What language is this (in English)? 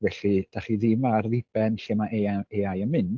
Welsh